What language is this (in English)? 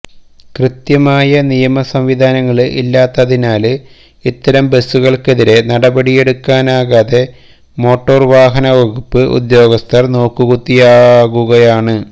Malayalam